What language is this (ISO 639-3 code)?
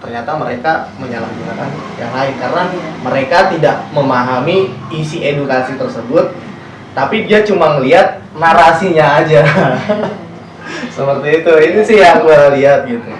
ind